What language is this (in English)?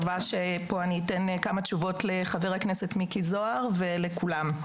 Hebrew